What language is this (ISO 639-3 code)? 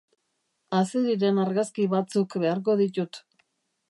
eus